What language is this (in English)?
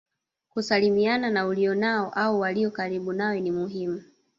Swahili